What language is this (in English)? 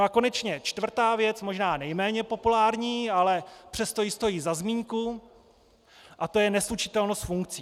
Czech